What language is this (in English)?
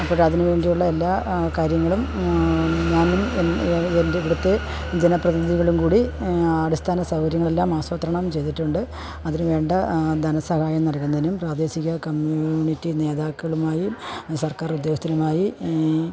Malayalam